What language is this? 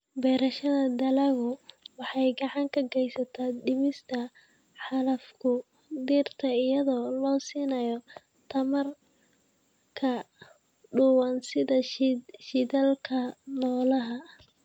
Somali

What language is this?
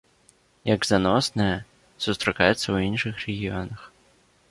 Belarusian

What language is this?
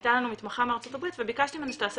Hebrew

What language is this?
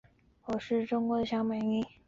Chinese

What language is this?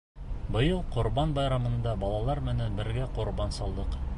Bashkir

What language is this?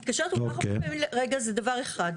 Hebrew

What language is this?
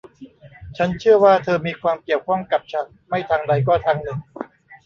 Thai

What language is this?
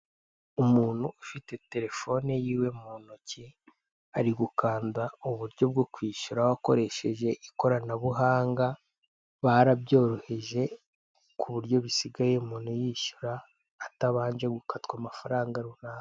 Kinyarwanda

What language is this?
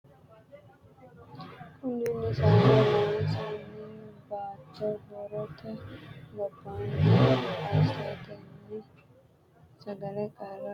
Sidamo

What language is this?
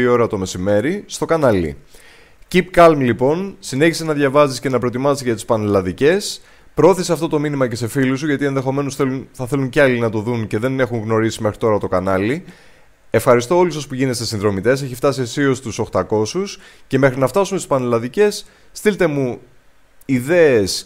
Greek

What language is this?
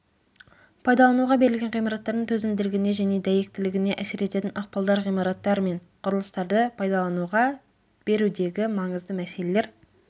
Kazakh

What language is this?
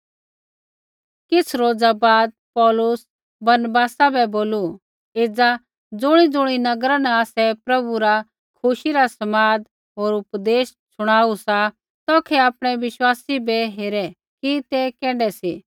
Kullu Pahari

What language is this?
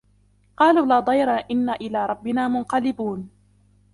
Arabic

